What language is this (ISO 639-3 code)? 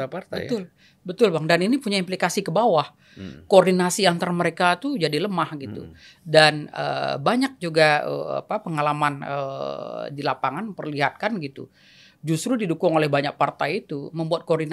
ind